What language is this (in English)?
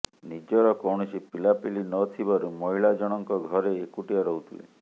Odia